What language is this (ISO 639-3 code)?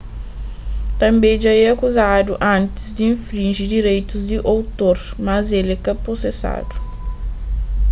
kea